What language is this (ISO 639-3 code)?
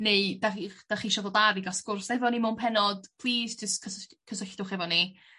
cym